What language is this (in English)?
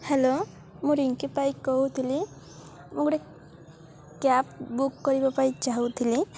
Odia